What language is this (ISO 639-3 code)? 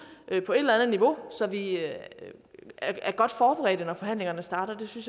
dan